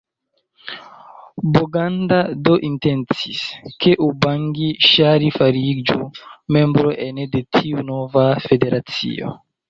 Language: Esperanto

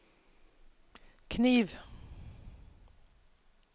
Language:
Norwegian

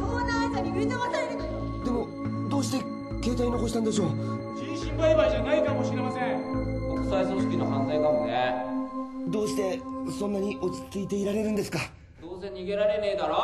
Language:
Japanese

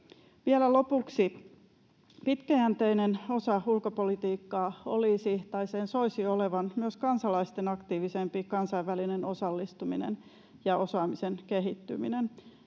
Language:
Finnish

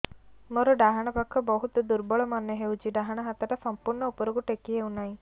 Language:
Odia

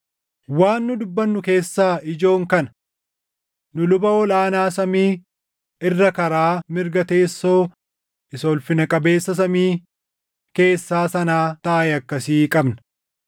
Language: Oromo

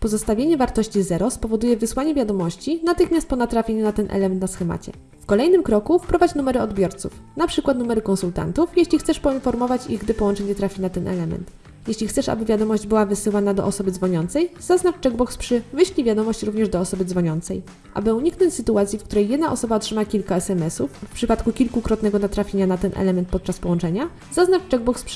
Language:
Polish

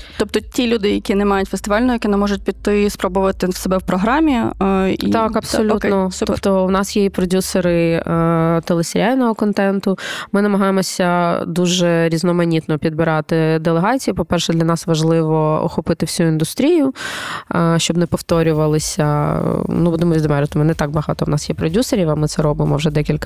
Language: Ukrainian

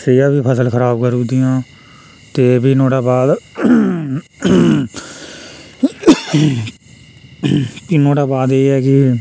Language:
Dogri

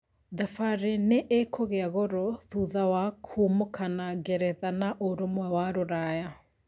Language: Kikuyu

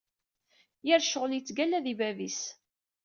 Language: Kabyle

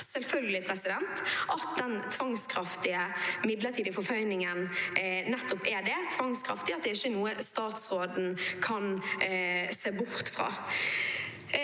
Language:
Norwegian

